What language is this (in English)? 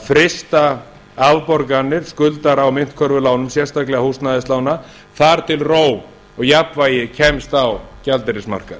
Icelandic